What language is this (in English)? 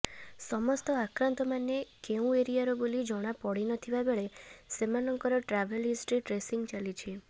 Odia